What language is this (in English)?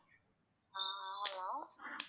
Tamil